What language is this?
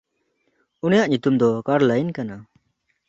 Santali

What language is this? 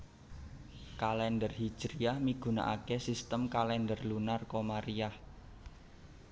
Javanese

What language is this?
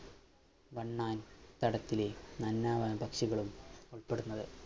Malayalam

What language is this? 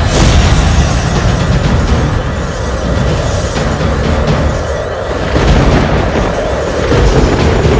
Indonesian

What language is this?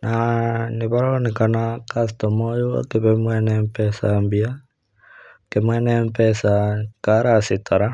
Kikuyu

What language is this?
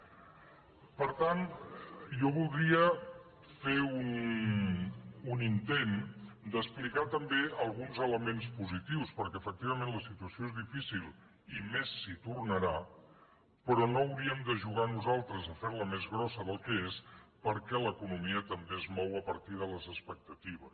Catalan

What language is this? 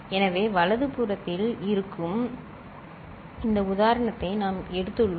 Tamil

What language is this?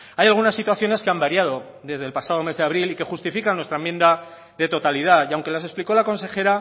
Spanish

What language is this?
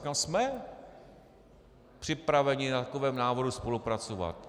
Czech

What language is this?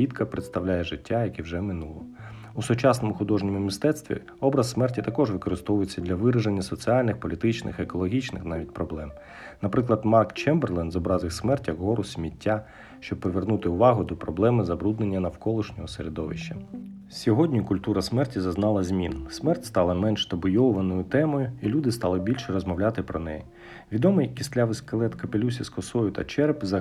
Ukrainian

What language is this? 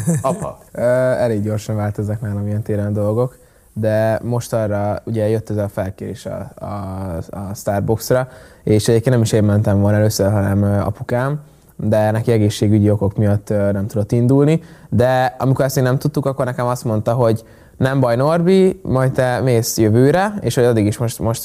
Hungarian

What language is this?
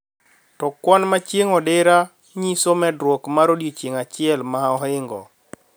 Luo (Kenya and Tanzania)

